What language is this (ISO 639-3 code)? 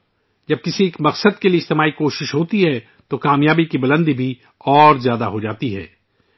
urd